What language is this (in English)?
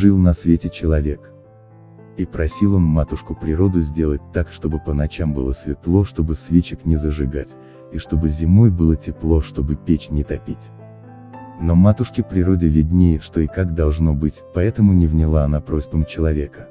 Russian